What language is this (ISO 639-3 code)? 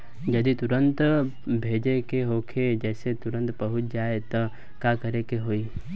bho